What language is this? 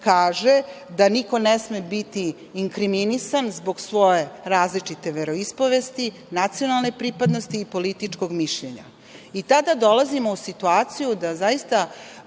Serbian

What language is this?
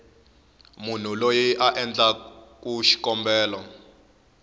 Tsonga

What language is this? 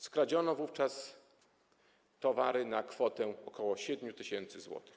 Polish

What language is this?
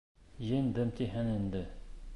Bashkir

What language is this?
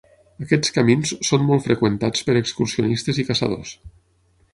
Catalan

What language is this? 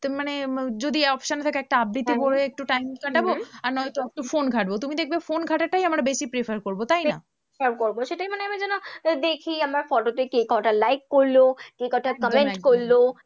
Bangla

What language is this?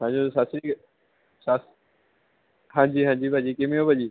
Punjabi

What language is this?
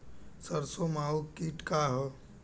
Bhojpuri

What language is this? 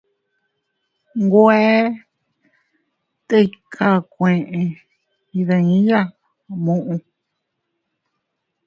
Teutila Cuicatec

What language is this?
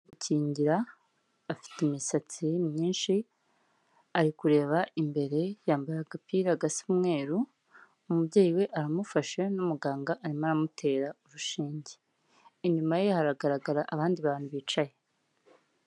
Kinyarwanda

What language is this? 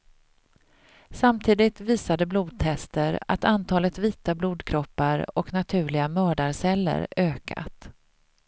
Swedish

